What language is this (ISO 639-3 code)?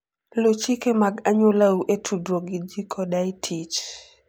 luo